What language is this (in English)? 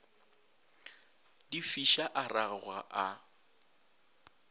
Northern Sotho